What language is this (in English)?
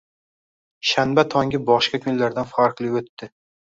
Uzbek